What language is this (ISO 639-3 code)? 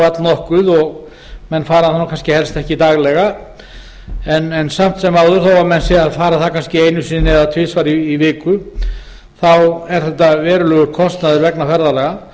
isl